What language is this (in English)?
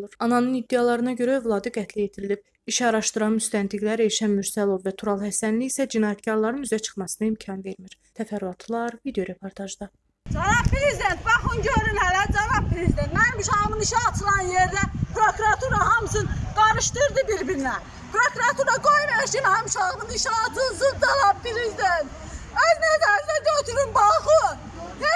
Turkish